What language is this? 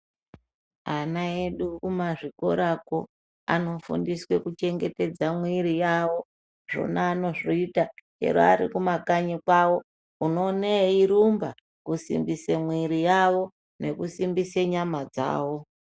Ndau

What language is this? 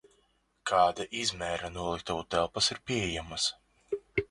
Latvian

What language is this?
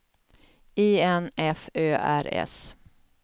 Swedish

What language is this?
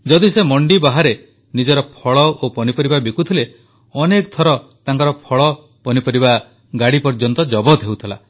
Odia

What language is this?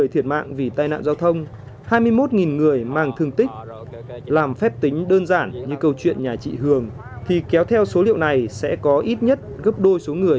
Vietnamese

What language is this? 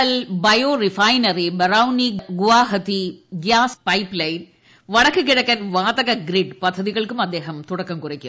Malayalam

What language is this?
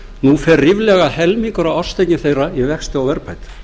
Icelandic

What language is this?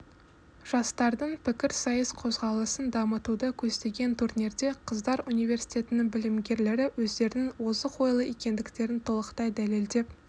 Kazakh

